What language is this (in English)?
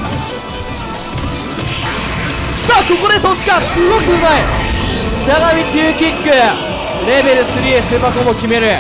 Japanese